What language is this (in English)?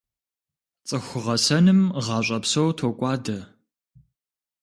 Kabardian